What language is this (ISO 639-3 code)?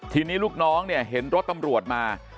tha